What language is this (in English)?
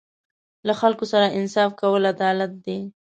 Pashto